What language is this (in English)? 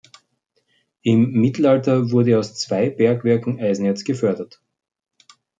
German